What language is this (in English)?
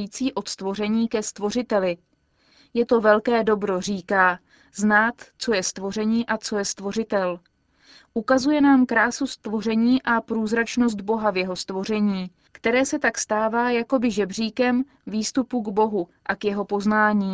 Czech